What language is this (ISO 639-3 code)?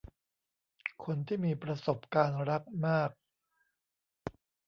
tha